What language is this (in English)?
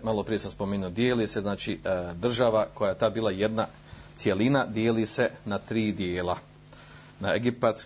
Croatian